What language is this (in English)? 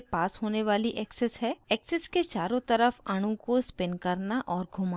Hindi